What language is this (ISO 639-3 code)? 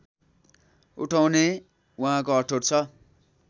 nep